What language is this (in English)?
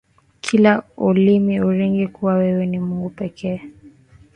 Swahili